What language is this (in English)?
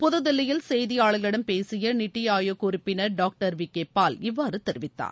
Tamil